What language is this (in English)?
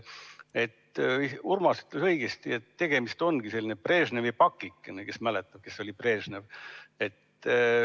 Estonian